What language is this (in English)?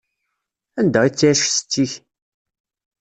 Kabyle